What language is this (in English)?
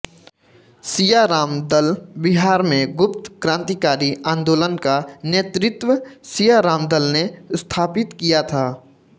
Hindi